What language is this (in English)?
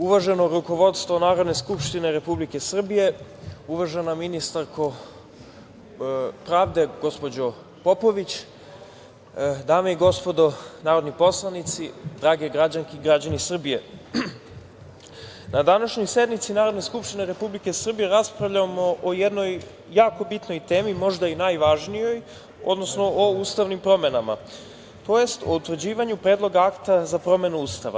Serbian